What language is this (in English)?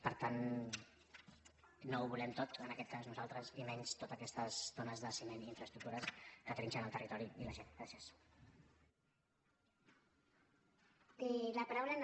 Catalan